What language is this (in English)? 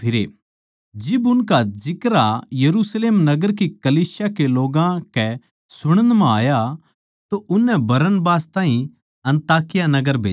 Haryanvi